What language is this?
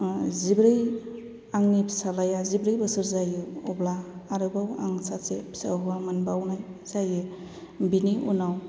Bodo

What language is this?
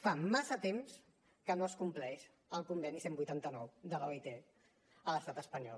Catalan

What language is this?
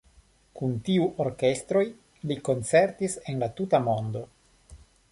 Esperanto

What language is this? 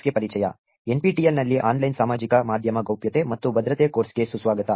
Kannada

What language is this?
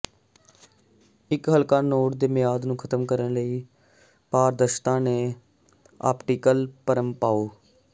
Punjabi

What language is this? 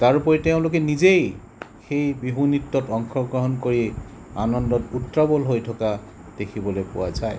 Assamese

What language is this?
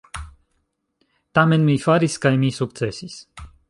Esperanto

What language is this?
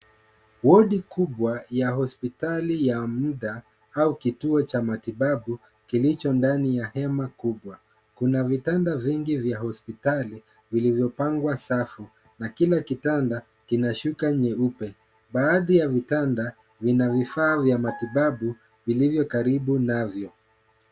Swahili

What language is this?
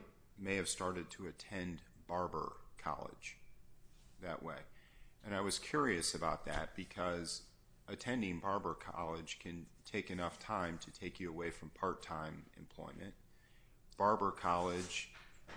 English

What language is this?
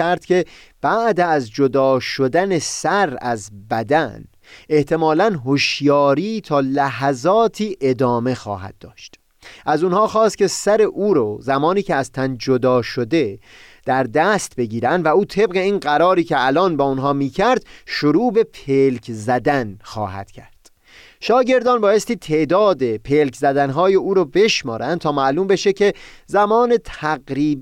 Persian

